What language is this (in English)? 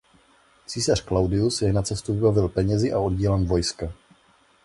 Czech